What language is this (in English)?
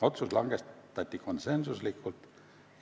Estonian